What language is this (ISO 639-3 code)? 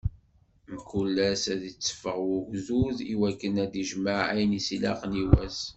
kab